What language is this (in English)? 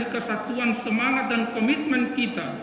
Indonesian